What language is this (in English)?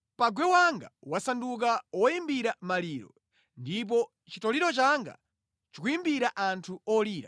Nyanja